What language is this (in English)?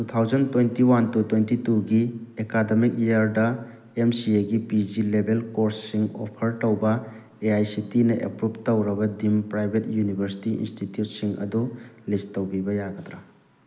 Manipuri